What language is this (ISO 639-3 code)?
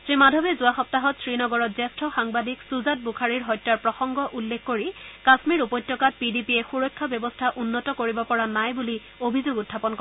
asm